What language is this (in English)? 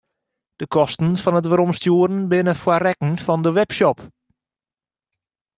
Western Frisian